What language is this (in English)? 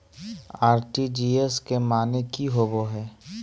Magahi